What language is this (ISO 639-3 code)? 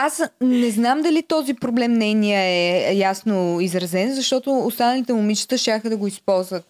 bul